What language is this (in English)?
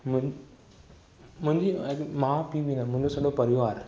Sindhi